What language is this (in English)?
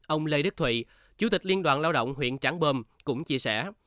Vietnamese